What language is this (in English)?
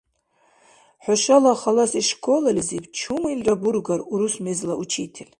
Dargwa